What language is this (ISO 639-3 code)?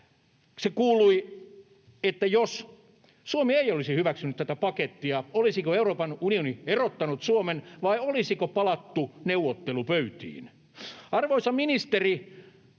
fin